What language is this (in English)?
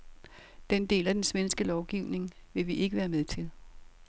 Danish